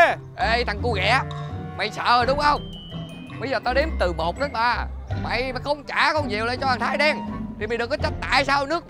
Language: Vietnamese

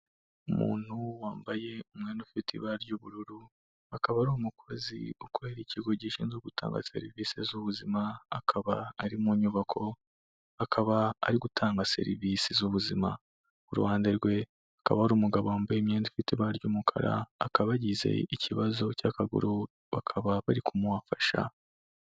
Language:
Kinyarwanda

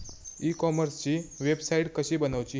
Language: Marathi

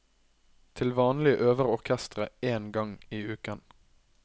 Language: Norwegian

